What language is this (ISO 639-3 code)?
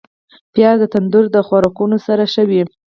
pus